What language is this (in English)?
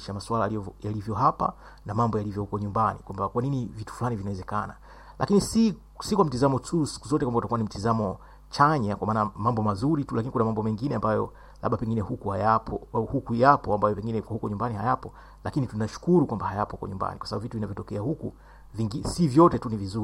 Swahili